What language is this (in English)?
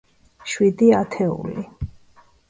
Georgian